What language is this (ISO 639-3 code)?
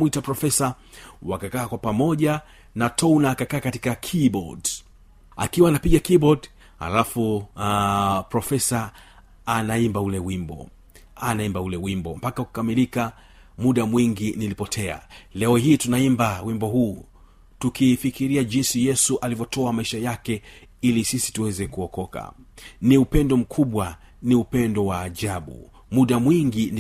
swa